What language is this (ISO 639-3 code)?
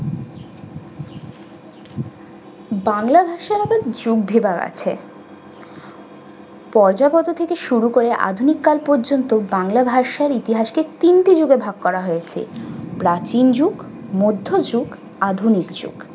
ben